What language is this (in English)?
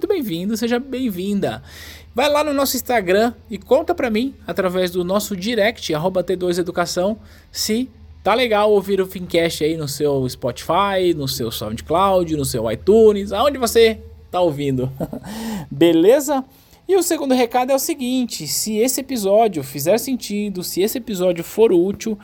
Portuguese